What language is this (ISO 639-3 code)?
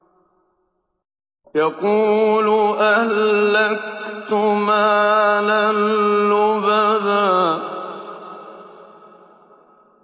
ara